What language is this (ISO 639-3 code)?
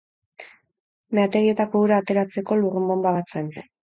eus